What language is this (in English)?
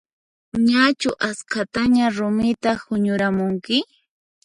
Puno Quechua